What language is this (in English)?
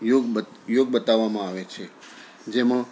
Gujarati